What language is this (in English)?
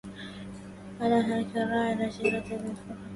Arabic